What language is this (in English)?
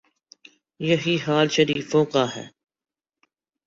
Urdu